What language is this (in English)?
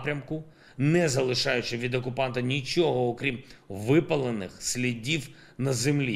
Ukrainian